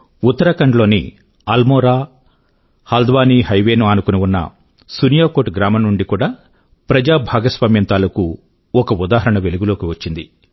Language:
Telugu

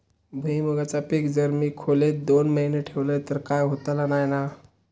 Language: Marathi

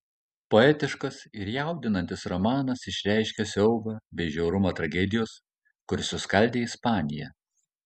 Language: Lithuanian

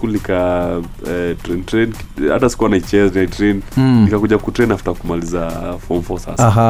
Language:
Swahili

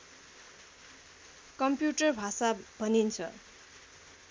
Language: Nepali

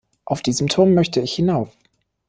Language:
German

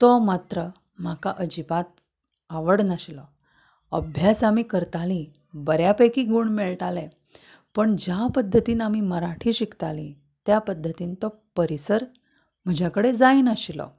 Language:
Konkani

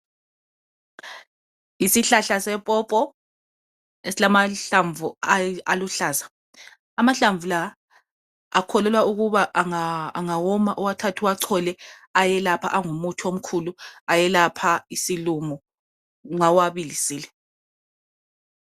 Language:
North Ndebele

